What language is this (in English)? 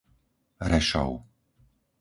Slovak